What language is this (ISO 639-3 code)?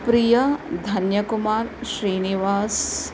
san